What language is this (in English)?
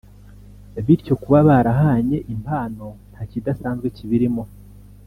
Kinyarwanda